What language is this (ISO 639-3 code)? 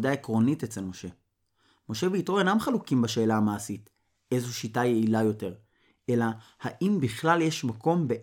heb